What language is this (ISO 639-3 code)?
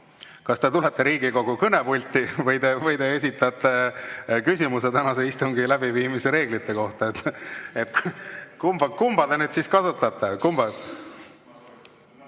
est